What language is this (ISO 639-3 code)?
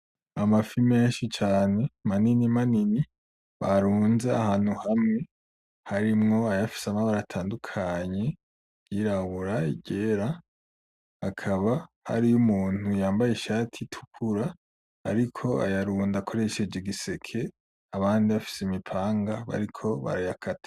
run